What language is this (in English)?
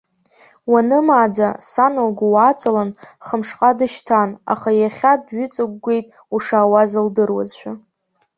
Abkhazian